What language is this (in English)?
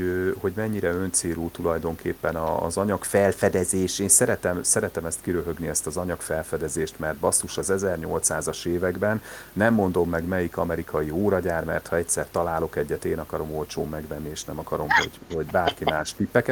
Hungarian